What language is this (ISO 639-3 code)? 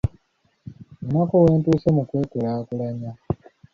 lug